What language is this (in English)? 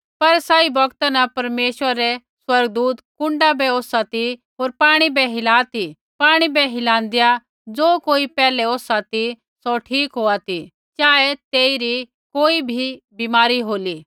Kullu Pahari